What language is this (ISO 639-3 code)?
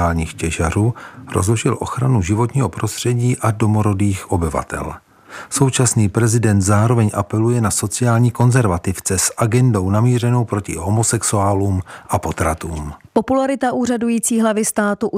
ces